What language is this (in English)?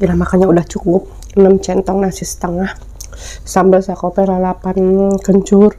Indonesian